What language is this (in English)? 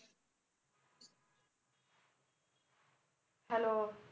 Punjabi